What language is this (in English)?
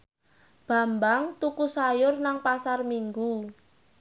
Javanese